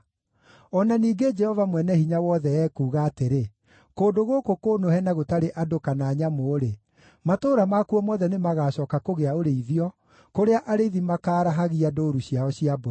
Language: Kikuyu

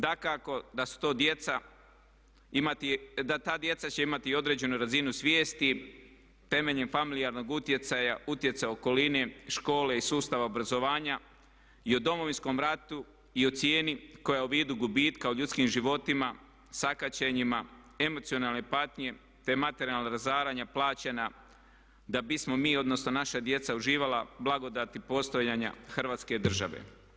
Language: Croatian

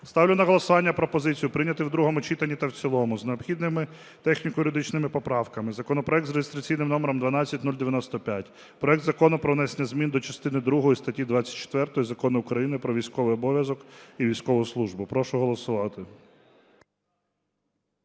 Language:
Ukrainian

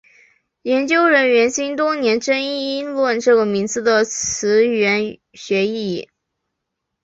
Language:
Chinese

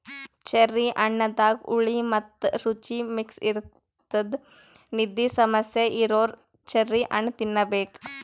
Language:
Kannada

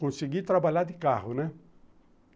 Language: Portuguese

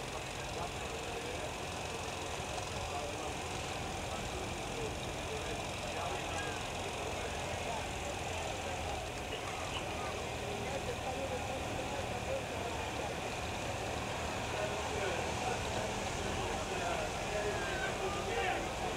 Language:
Dutch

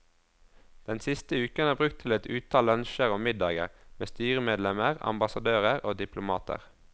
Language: Norwegian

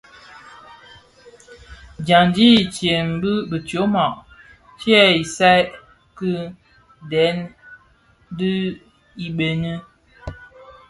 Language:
Bafia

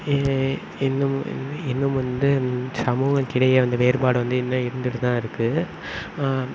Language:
Tamil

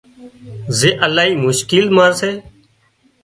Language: Wadiyara Koli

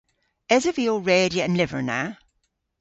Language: Cornish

